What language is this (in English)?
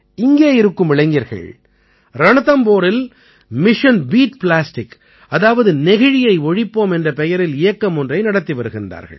Tamil